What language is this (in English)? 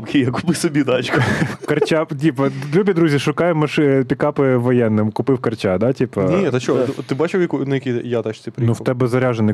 Ukrainian